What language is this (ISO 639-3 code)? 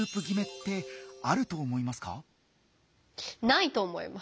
jpn